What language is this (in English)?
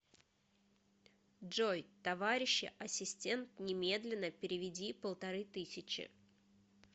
Russian